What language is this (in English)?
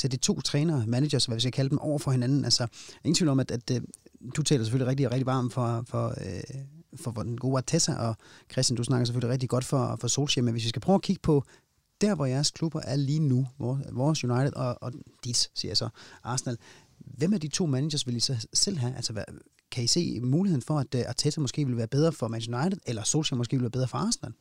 Danish